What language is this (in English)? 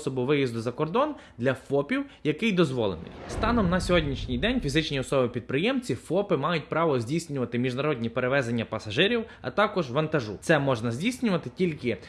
Ukrainian